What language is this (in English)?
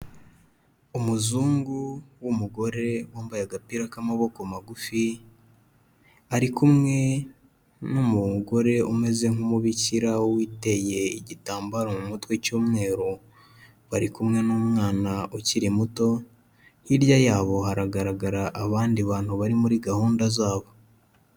Kinyarwanda